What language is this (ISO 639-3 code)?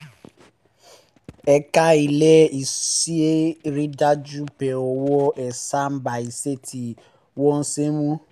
yor